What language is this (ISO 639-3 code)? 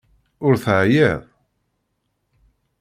kab